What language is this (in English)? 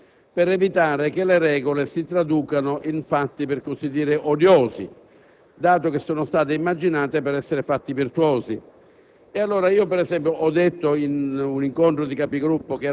Italian